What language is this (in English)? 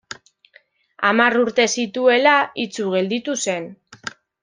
Basque